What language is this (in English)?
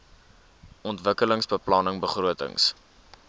Afrikaans